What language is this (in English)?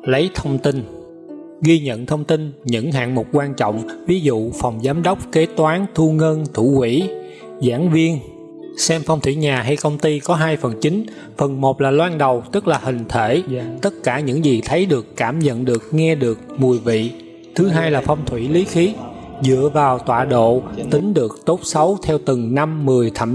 Vietnamese